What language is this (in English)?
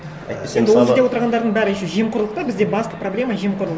Kazakh